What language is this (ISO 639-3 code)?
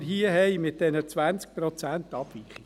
gsw